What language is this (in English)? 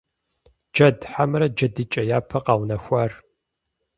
Kabardian